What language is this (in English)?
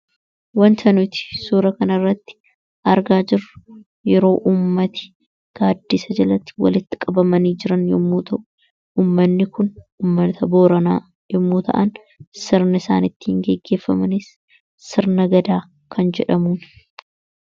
Oromo